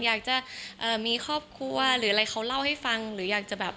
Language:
Thai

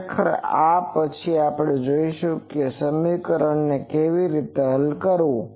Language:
Gujarati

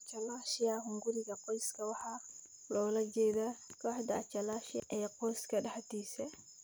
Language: Somali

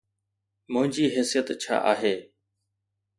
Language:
Sindhi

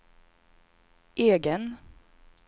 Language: Swedish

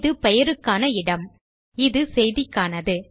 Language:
Tamil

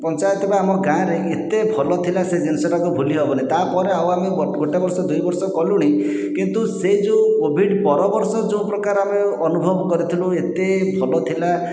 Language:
Odia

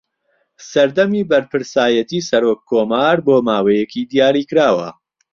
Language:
Central Kurdish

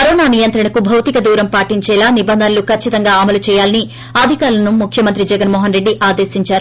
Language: Telugu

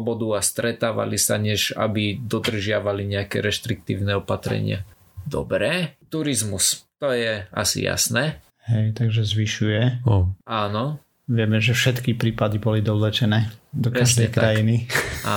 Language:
Slovak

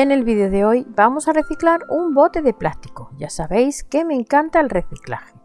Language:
Spanish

